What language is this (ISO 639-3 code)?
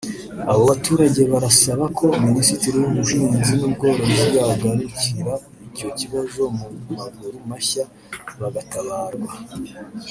kin